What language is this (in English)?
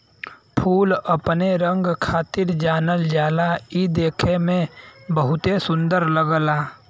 Bhojpuri